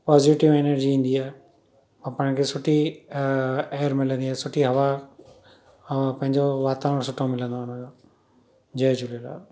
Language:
Sindhi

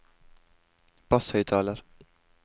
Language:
Norwegian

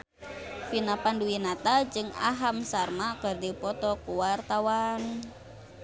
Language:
Sundanese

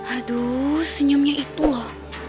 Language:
Indonesian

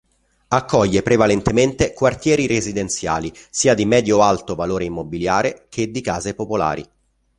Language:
Italian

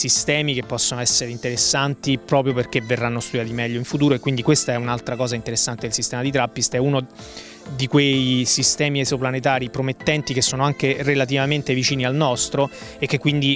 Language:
Italian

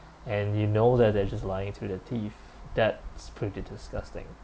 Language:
English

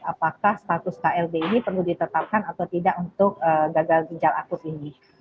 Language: Indonesian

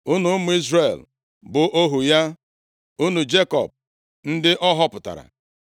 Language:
Igbo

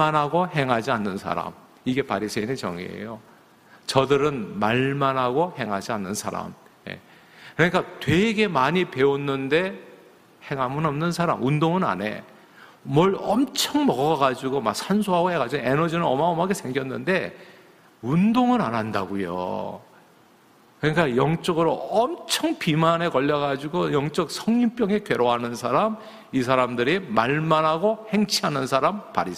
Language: Korean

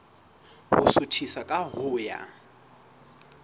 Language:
Southern Sotho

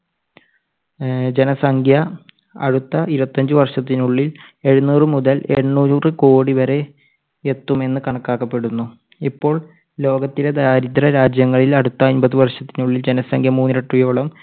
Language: Malayalam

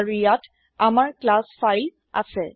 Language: Assamese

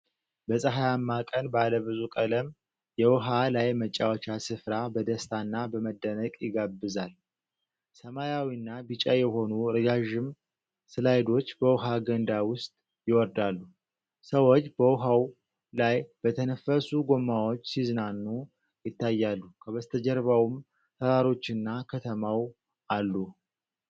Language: Amharic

